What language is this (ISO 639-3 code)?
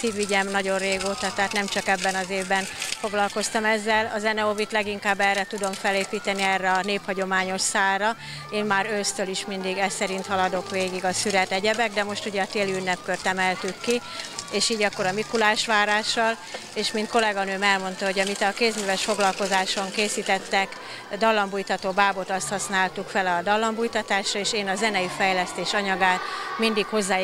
hun